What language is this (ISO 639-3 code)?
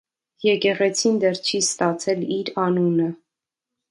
hye